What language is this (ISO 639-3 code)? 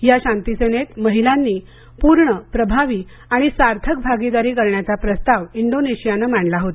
mar